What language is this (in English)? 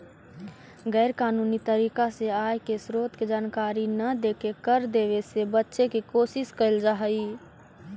Magahi